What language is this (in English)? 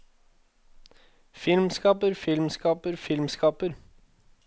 Norwegian